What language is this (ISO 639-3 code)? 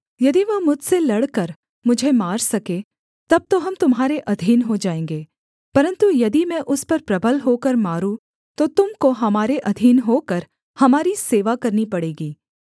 hin